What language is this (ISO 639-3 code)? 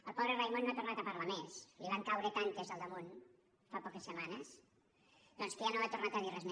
cat